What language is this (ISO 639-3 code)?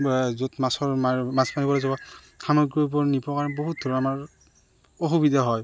asm